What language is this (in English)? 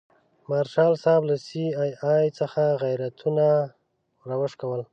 Pashto